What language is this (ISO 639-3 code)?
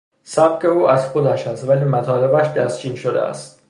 fas